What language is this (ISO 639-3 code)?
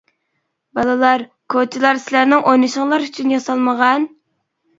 uig